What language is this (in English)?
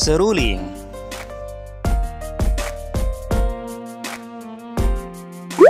Indonesian